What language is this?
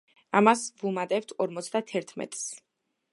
Georgian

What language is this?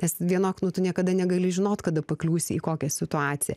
Lithuanian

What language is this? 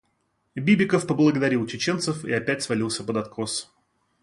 Russian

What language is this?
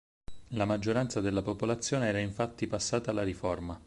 Italian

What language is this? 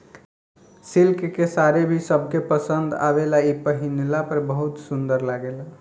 Bhojpuri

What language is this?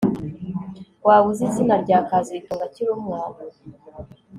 Kinyarwanda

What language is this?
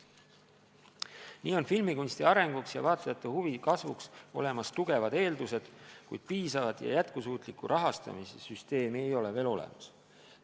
Estonian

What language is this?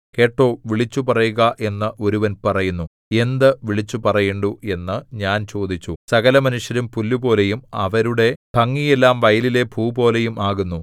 Malayalam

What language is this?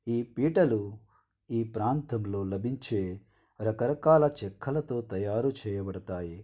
Telugu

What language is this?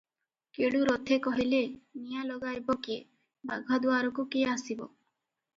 Odia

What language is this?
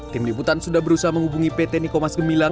Indonesian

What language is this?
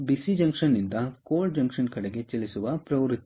Kannada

